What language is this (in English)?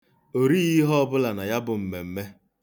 Igbo